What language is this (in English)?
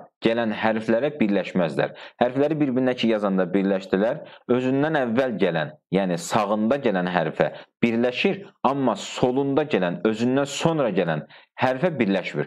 Turkish